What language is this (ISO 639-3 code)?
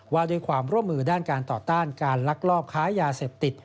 tha